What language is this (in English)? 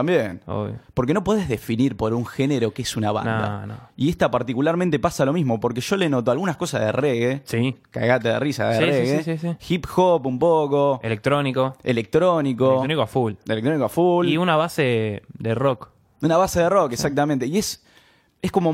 Spanish